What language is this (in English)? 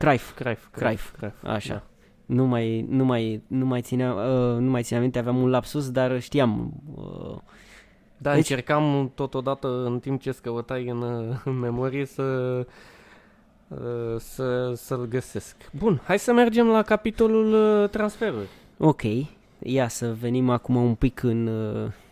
Romanian